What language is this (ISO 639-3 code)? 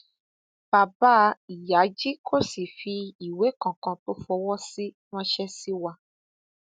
yor